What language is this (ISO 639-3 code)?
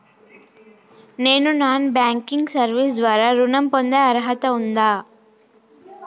tel